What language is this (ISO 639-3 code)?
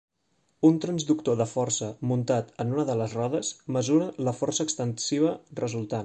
cat